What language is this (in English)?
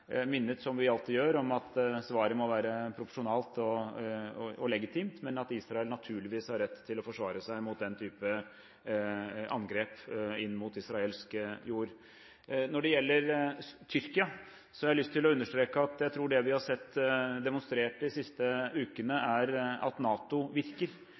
Norwegian Bokmål